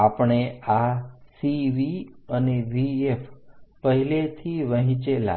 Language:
Gujarati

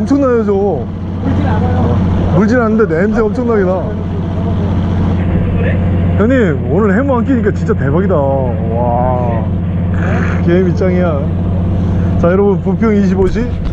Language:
Korean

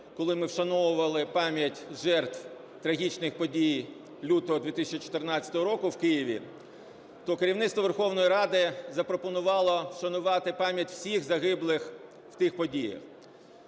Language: Ukrainian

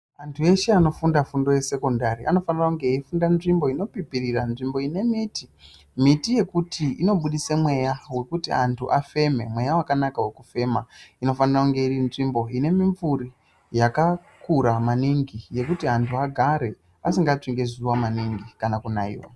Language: Ndau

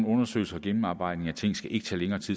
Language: Danish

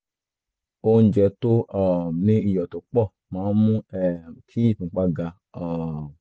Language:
Yoruba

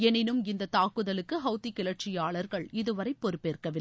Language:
Tamil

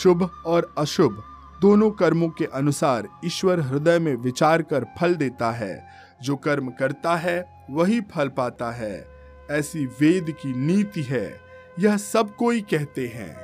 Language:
Hindi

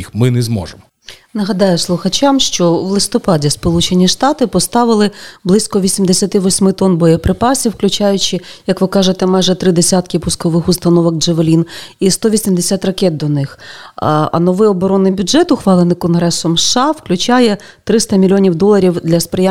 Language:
Ukrainian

